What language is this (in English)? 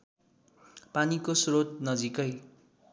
Nepali